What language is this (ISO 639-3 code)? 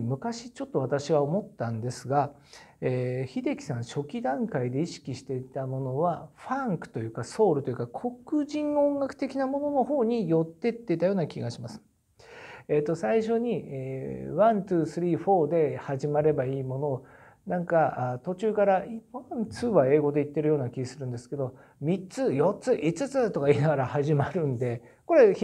jpn